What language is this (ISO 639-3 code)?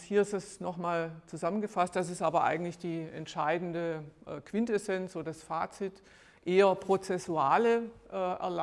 deu